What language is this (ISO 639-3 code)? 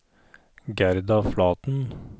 nor